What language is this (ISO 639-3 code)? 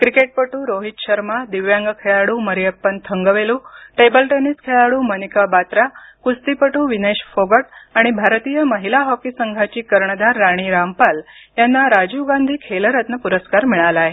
mar